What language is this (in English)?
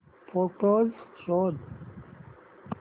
Marathi